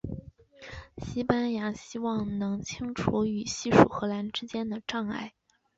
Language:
Chinese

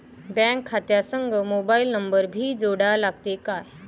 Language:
Marathi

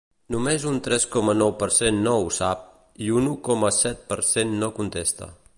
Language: Catalan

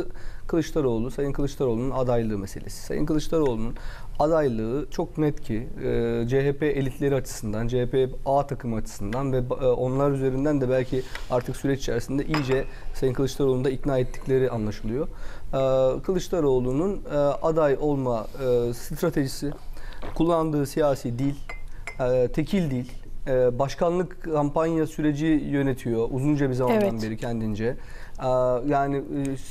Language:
Turkish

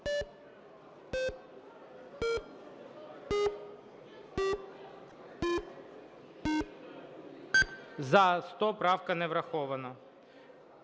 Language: Ukrainian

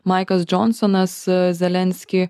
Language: Lithuanian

